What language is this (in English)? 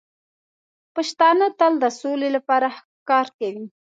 Pashto